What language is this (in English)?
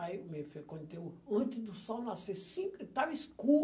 Portuguese